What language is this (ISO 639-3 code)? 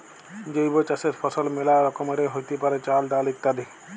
ben